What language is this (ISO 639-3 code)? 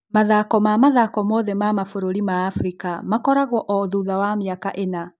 kik